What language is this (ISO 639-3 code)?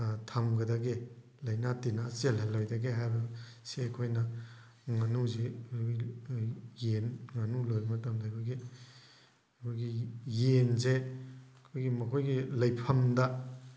mni